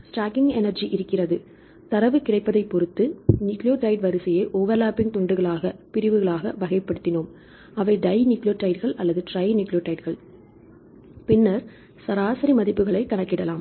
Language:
Tamil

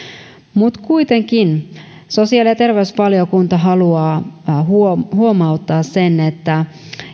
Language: Finnish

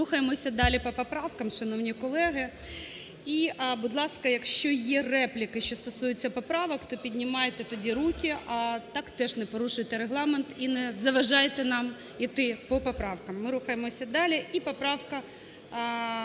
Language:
Ukrainian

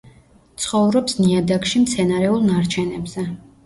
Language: Georgian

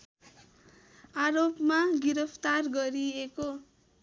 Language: Nepali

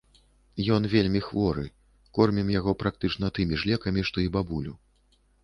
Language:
Belarusian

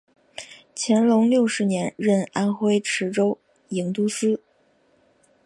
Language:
Chinese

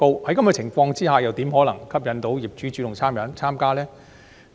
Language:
Cantonese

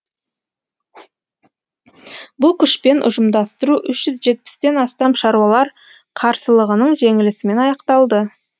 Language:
Kazakh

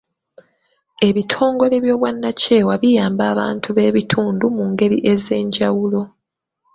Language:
Ganda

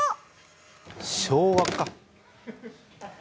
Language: Japanese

